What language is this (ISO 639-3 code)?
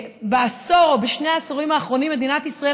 heb